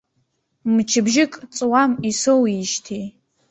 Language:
Abkhazian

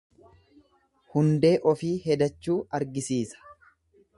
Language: Oromo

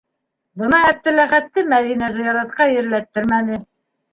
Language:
Bashkir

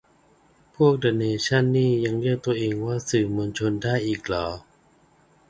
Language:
Thai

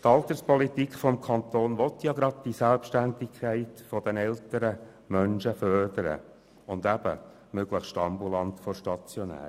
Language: Swiss German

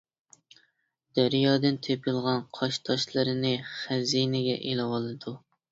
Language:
Uyghur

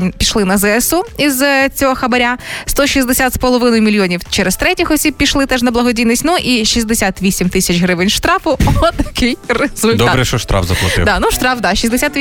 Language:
Ukrainian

